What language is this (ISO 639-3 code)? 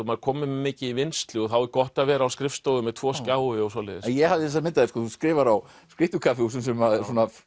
isl